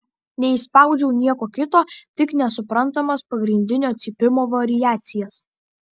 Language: Lithuanian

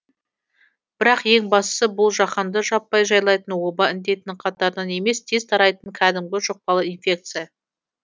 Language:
Kazakh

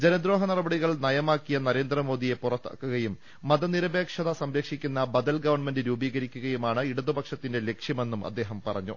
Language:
Malayalam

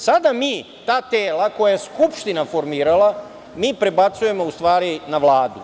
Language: Serbian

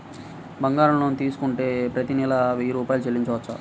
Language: Telugu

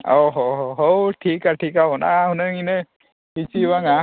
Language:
Santali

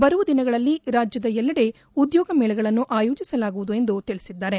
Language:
Kannada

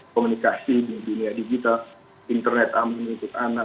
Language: Indonesian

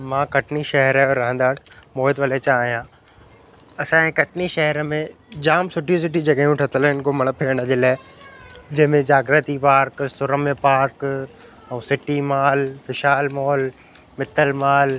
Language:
Sindhi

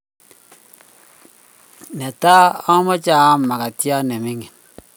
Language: Kalenjin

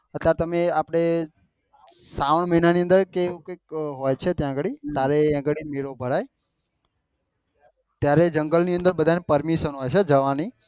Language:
Gujarati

